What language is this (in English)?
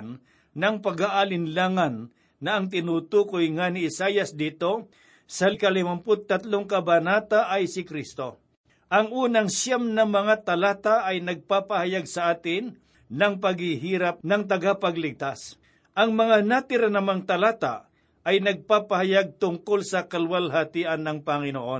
Filipino